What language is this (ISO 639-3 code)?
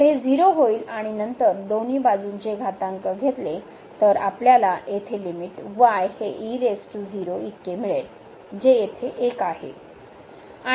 mar